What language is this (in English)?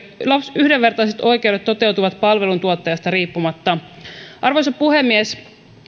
Finnish